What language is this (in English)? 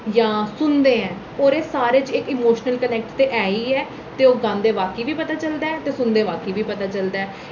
Dogri